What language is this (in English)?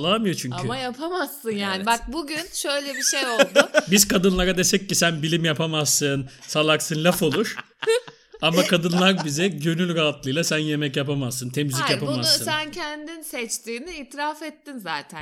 Turkish